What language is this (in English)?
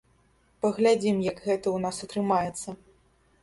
Belarusian